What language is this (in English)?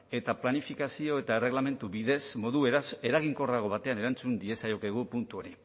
Basque